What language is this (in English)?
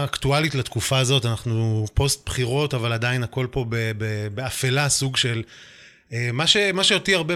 Hebrew